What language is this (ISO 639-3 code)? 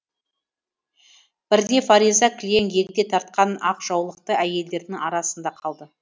kaz